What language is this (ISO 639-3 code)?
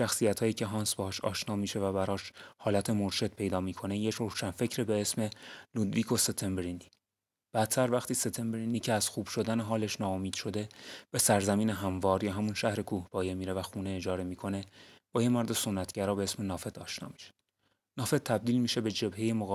fas